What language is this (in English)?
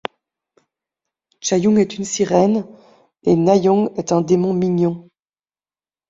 French